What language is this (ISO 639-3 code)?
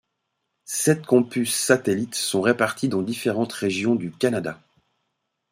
fra